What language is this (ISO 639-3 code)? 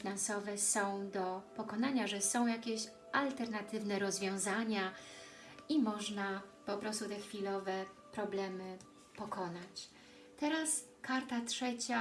pol